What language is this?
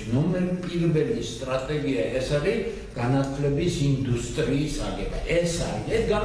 Romanian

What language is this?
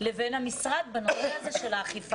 Hebrew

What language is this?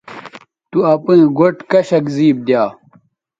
Bateri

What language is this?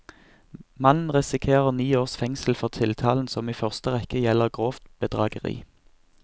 Norwegian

